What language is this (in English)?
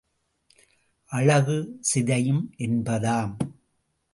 Tamil